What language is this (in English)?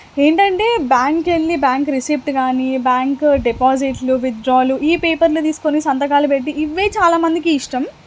Telugu